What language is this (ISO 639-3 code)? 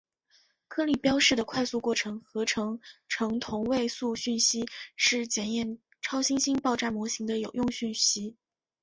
zho